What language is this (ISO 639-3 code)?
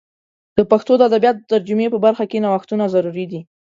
pus